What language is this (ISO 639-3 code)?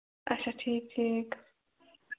kas